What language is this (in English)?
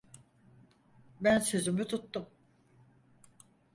Turkish